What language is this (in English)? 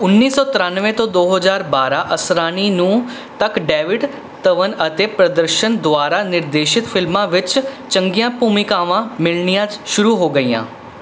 Punjabi